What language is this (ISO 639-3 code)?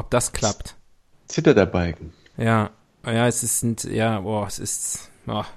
deu